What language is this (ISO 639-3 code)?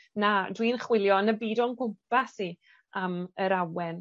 cym